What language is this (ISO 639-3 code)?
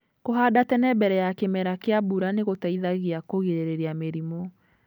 kik